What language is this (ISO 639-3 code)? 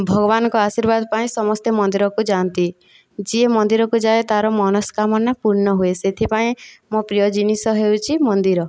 ori